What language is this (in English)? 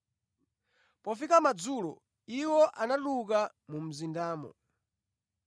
Nyanja